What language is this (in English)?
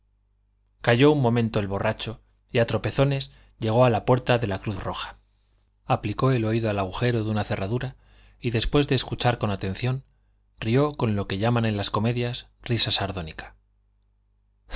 Spanish